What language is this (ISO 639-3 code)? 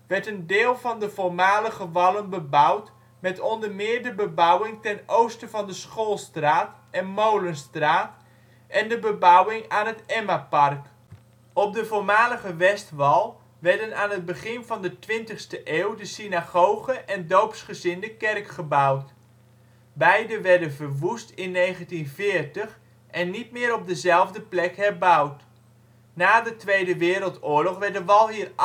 nld